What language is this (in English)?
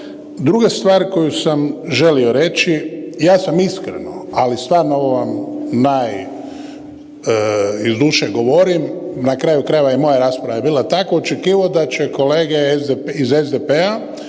Croatian